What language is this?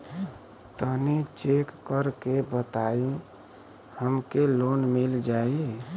Bhojpuri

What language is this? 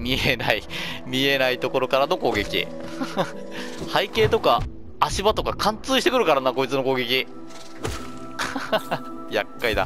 Japanese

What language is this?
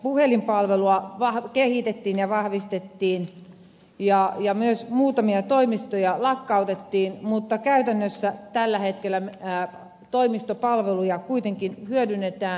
Finnish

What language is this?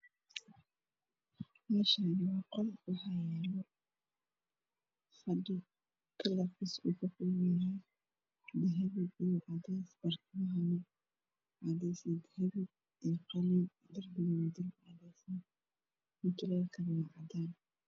Somali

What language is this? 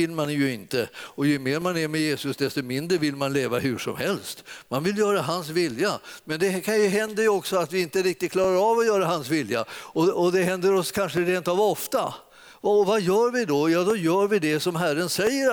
Swedish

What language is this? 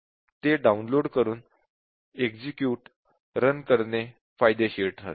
Marathi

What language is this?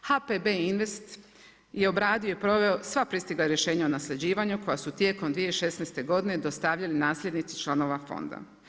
Croatian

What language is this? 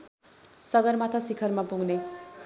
Nepali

